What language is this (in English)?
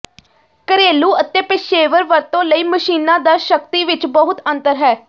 Punjabi